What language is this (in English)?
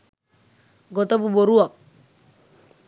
Sinhala